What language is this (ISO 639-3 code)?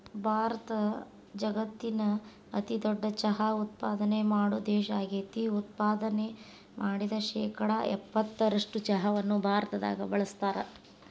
kan